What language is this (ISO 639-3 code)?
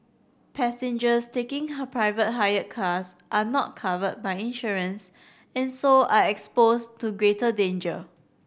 eng